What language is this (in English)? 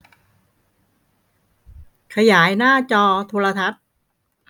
Thai